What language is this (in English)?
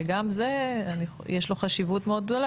Hebrew